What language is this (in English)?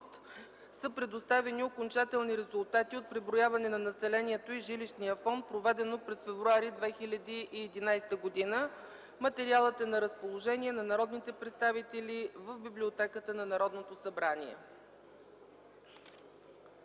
Bulgarian